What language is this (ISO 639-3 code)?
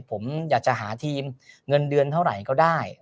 tha